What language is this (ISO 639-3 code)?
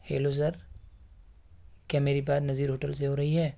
urd